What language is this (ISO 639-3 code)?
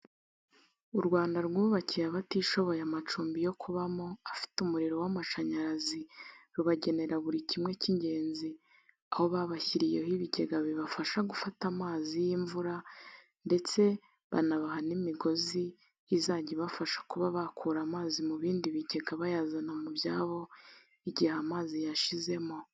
kin